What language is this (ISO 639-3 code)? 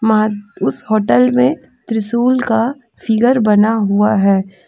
hin